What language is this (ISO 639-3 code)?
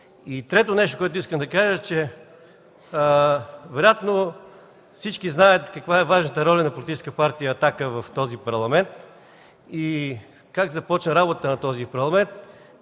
bul